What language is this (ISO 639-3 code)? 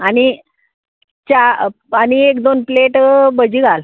kok